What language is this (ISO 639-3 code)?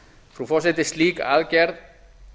isl